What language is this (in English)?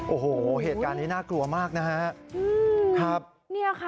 Thai